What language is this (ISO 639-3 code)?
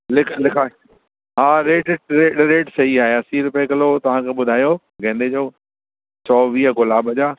snd